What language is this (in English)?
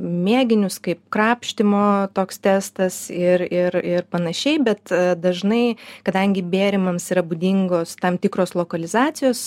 Lithuanian